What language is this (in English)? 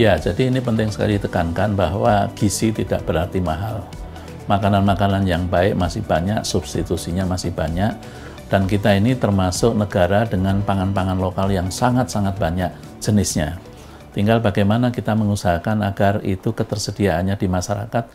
Indonesian